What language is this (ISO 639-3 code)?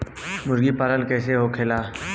bho